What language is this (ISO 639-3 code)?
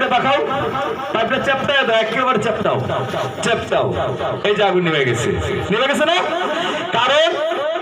tur